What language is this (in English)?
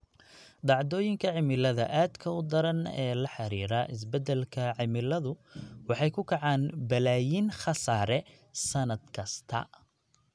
Somali